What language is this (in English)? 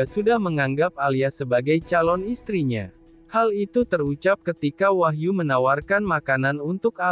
Indonesian